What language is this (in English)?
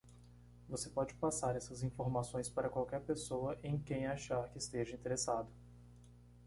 Portuguese